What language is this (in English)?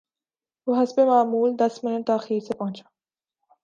Urdu